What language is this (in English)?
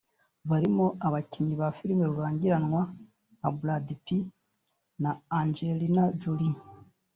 Kinyarwanda